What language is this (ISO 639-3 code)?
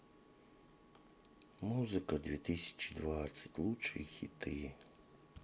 rus